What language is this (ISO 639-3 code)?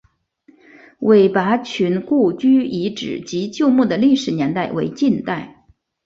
zho